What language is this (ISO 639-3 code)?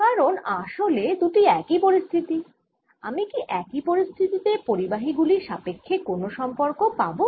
ben